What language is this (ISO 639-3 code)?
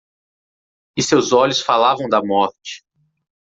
por